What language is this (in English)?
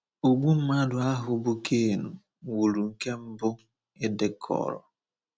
Igbo